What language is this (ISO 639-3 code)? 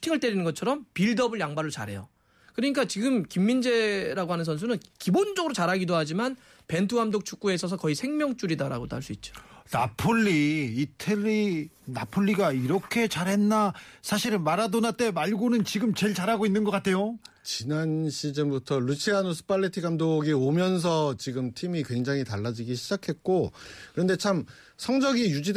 kor